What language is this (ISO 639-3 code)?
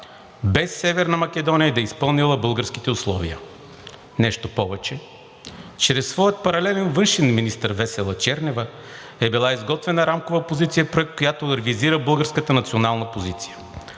bul